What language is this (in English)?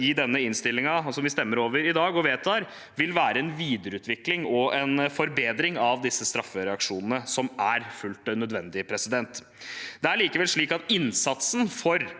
Norwegian